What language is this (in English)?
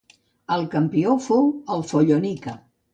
Catalan